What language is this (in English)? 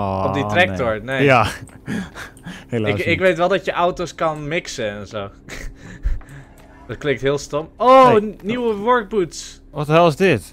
Dutch